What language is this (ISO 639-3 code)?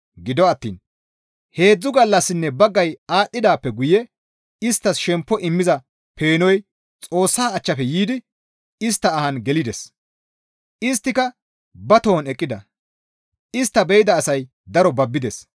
gmv